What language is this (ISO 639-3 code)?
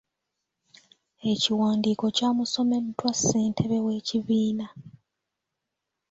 lug